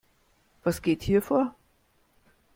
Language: German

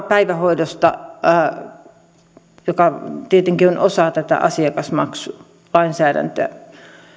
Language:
Finnish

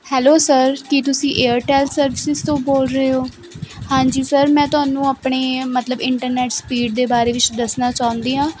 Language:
Punjabi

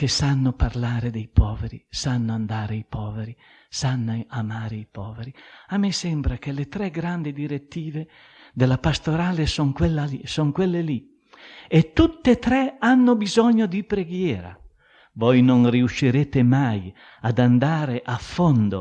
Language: Italian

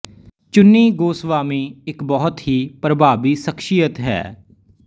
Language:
Punjabi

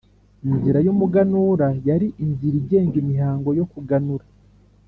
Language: Kinyarwanda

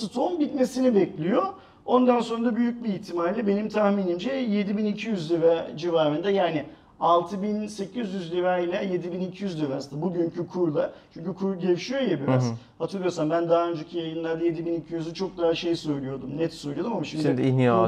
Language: Turkish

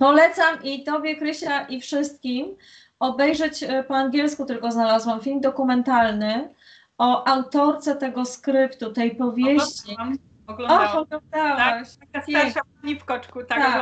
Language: Polish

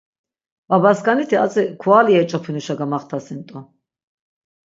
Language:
Laz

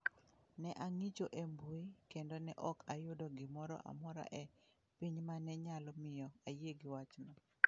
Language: Luo (Kenya and Tanzania)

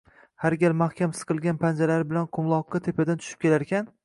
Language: Uzbek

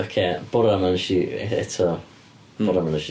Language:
Welsh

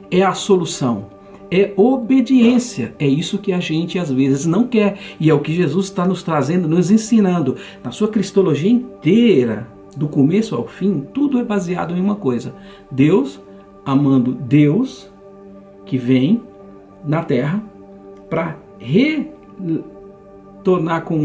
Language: Portuguese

